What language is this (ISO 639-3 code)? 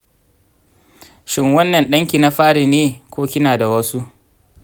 hau